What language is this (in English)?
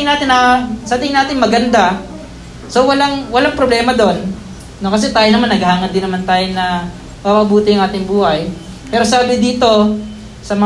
Filipino